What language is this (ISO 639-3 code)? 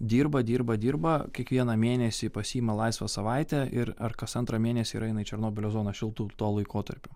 lit